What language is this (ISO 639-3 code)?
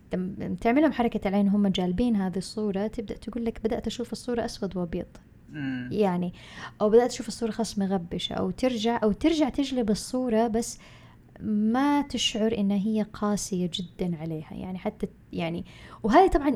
ara